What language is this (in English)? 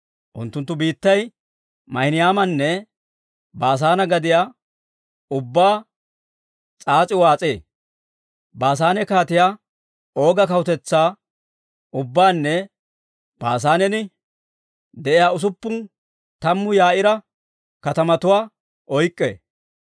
Dawro